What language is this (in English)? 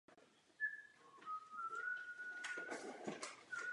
Czech